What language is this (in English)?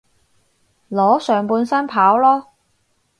Cantonese